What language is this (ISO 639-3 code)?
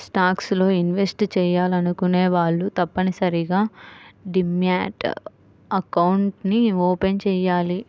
tel